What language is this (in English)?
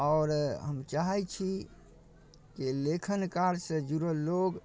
Maithili